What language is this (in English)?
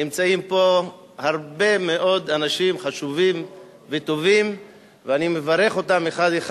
Hebrew